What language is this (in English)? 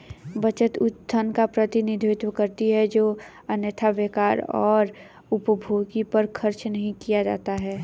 Hindi